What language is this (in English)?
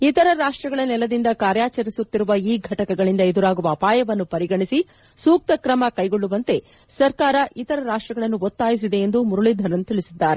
Kannada